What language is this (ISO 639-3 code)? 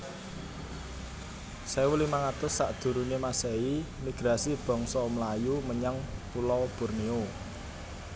jav